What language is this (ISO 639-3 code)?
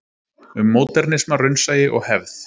isl